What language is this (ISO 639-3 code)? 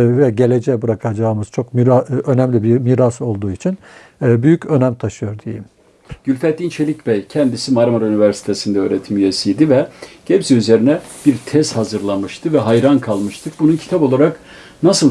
tur